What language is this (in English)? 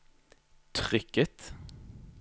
Norwegian